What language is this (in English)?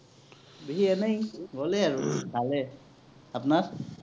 Assamese